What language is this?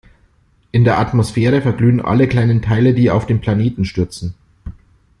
German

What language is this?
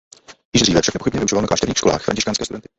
Czech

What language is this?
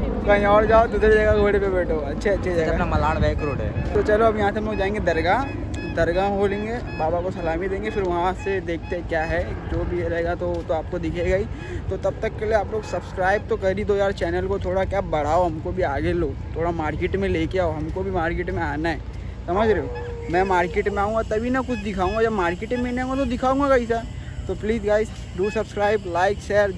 Hindi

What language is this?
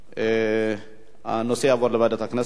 Hebrew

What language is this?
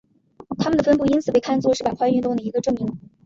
Chinese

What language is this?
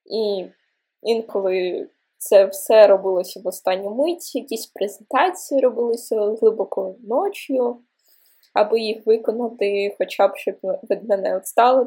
Ukrainian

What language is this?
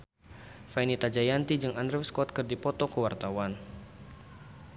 Sundanese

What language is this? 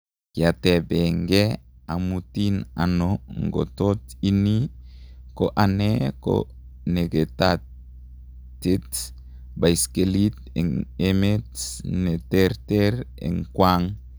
Kalenjin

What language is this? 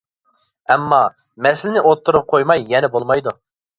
Uyghur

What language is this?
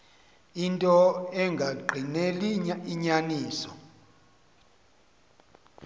Xhosa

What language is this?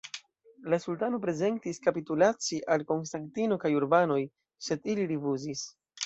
Esperanto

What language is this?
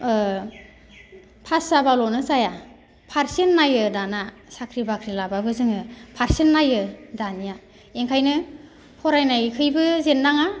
Bodo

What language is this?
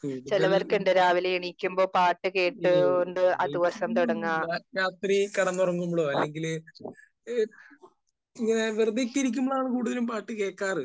Malayalam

